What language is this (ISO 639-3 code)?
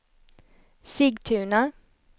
swe